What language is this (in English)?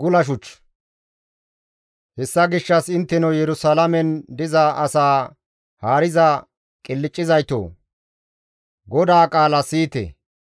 Gamo